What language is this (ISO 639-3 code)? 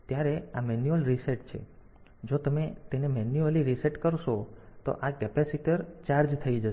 guj